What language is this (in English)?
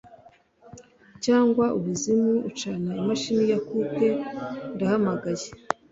Kinyarwanda